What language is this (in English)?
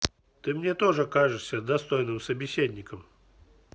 Russian